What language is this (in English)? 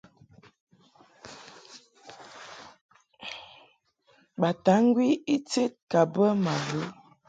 Mungaka